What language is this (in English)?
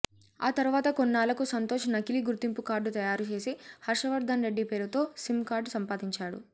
Telugu